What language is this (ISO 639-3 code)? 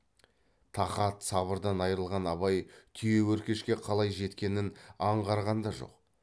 kaz